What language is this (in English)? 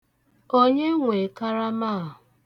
Igbo